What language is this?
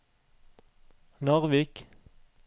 Norwegian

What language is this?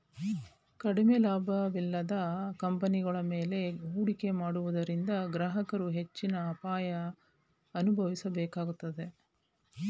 Kannada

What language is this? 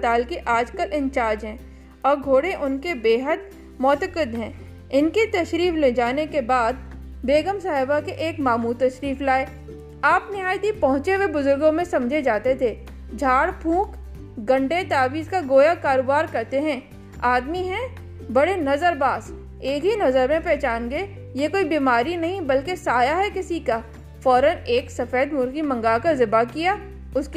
Urdu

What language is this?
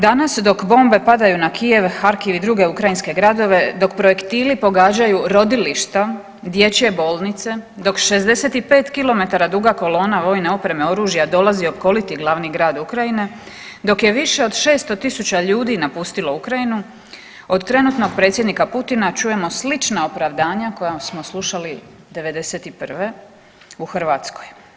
Croatian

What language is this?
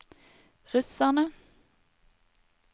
Norwegian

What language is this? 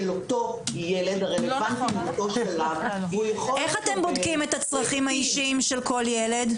Hebrew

